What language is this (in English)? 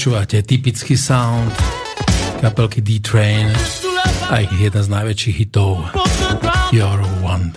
Slovak